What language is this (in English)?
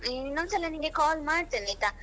Kannada